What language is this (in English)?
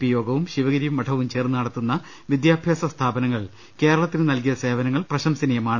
Malayalam